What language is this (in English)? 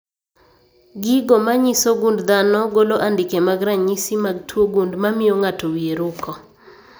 Luo (Kenya and Tanzania)